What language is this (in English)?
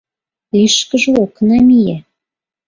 Mari